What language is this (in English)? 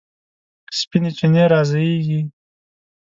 Pashto